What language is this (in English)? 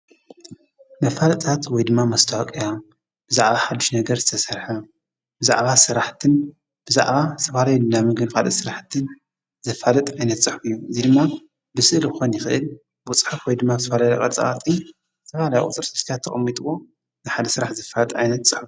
Tigrinya